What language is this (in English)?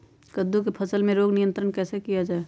Magahi